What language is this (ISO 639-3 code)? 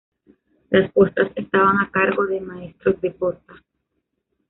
spa